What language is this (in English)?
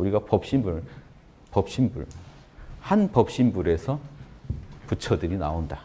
Korean